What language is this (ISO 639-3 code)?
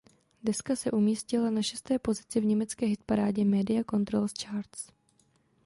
ces